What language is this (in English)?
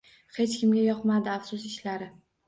Uzbek